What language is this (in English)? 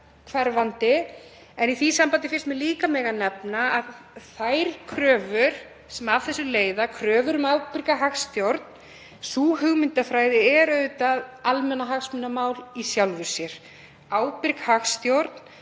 Icelandic